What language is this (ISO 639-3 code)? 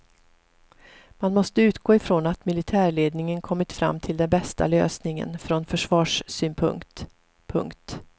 swe